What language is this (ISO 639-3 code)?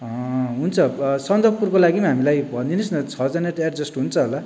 nep